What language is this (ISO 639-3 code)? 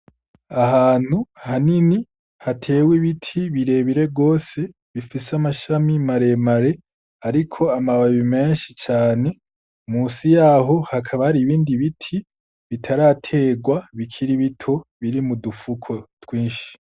run